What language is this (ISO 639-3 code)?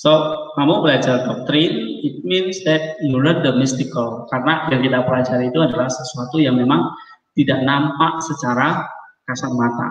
ind